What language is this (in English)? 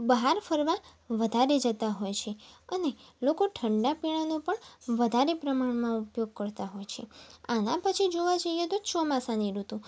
Gujarati